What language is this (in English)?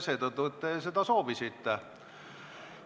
Estonian